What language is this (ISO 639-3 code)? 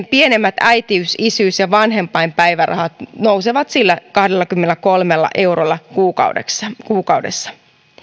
fin